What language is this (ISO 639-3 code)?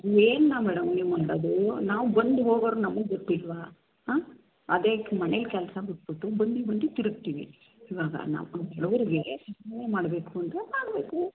kan